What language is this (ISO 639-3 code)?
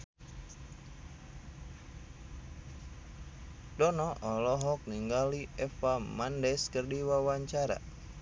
sun